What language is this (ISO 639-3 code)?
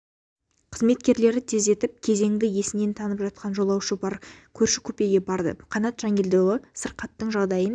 kaz